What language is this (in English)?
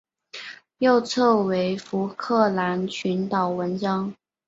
Chinese